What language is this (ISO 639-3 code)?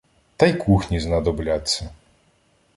ukr